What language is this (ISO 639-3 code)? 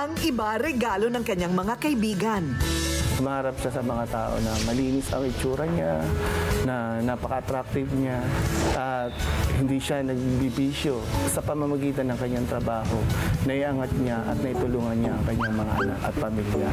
fil